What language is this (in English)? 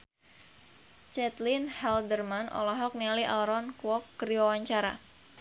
Sundanese